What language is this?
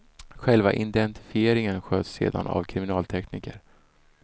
Swedish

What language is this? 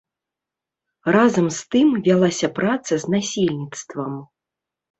Belarusian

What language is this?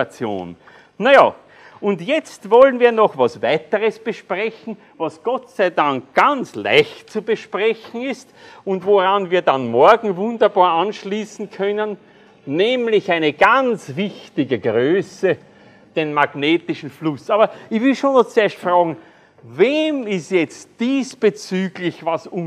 German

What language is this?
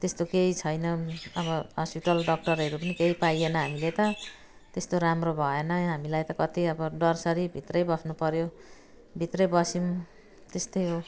Nepali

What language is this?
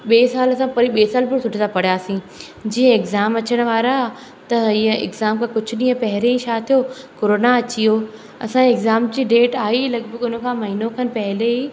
Sindhi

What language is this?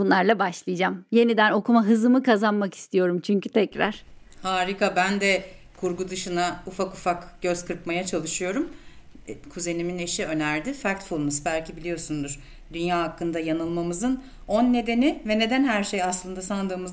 Turkish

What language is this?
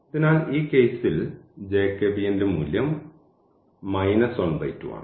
Malayalam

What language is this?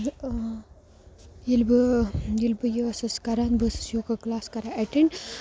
Kashmiri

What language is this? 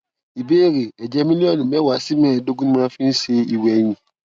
Yoruba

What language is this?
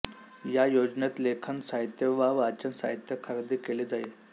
Marathi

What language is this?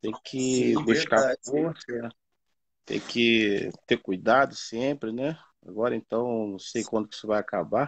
Portuguese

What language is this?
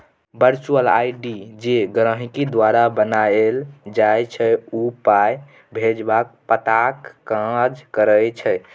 Maithili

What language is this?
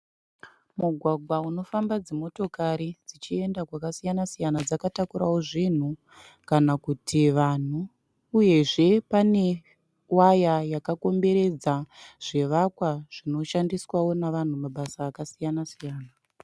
Shona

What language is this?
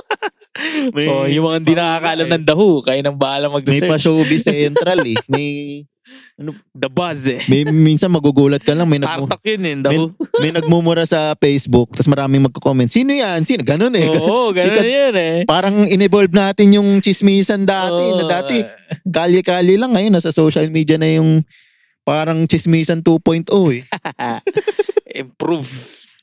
Filipino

